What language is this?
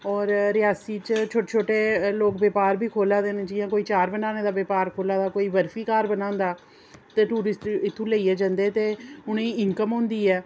Dogri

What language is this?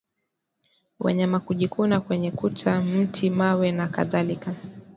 Swahili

